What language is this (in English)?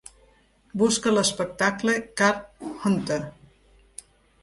Catalan